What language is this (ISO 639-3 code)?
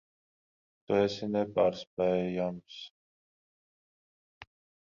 lav